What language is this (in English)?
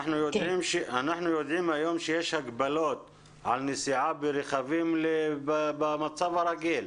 Hebrew